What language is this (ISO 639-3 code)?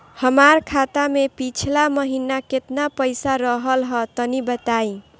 bho